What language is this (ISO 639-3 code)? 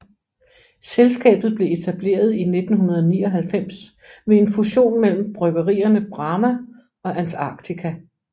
dan